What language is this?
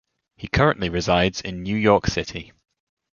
English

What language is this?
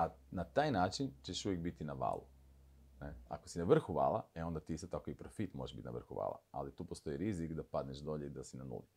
Croatian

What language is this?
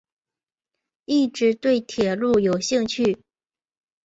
Chinese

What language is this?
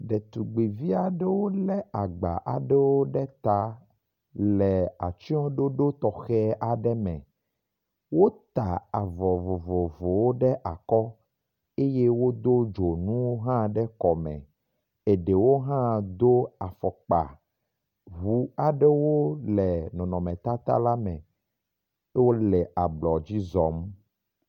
Ewe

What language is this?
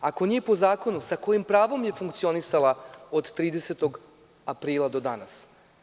Serbian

